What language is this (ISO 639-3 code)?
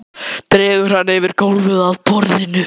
isl